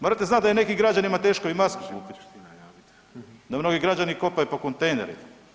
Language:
Croatian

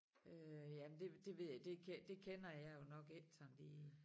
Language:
Danish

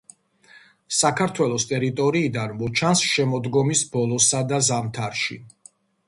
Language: Georgian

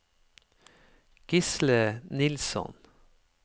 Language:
Norwegian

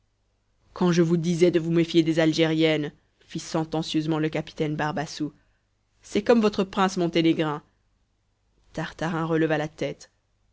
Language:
French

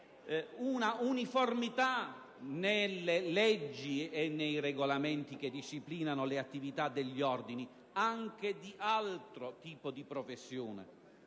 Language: Italian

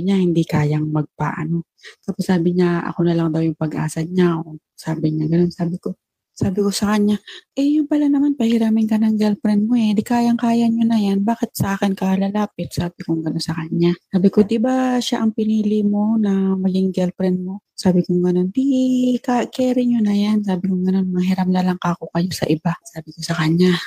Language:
Filipino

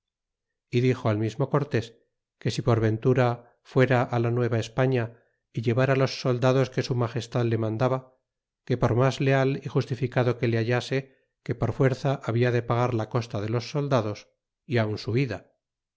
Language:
Spanish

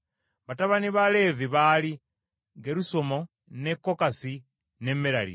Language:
Ganda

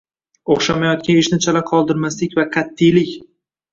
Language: Uzbek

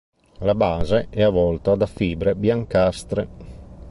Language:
Italian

